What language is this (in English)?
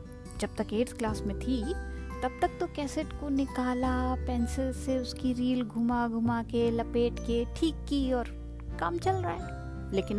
Hindi